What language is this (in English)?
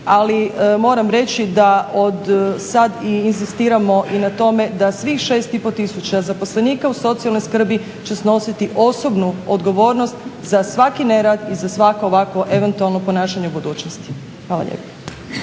Croatian